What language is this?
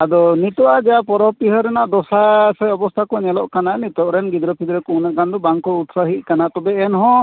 Santali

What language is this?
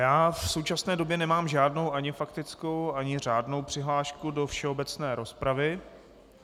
Czech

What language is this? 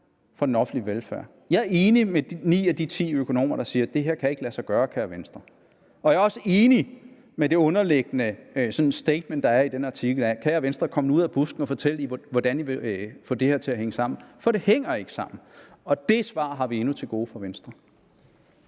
Danish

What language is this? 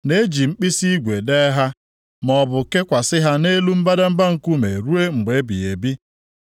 Igbo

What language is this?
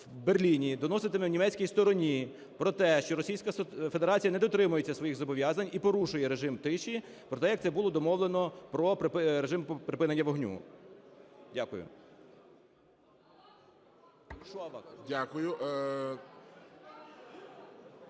Ukrainian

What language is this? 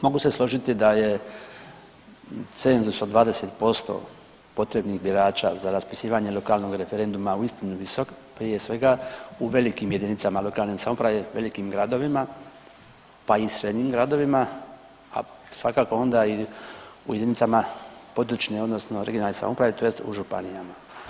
Croatian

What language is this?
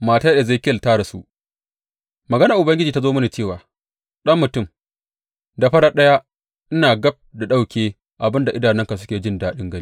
Hausa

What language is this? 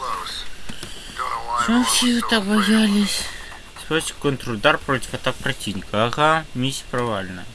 Russian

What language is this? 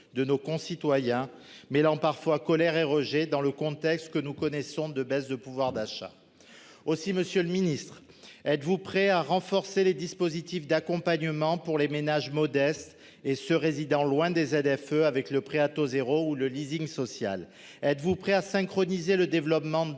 French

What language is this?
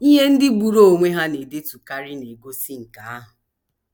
Igbo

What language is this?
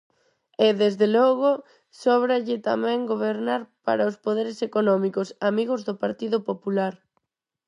Galician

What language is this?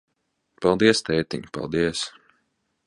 Latvian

